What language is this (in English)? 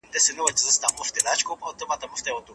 Pashto